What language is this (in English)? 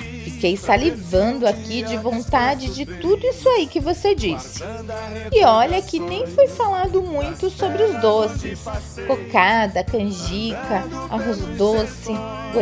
Portuguese